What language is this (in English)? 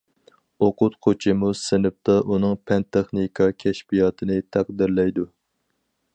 Uyghur